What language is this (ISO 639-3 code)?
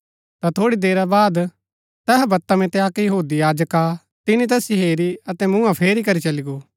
gbk